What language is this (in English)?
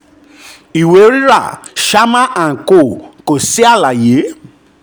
Yoruba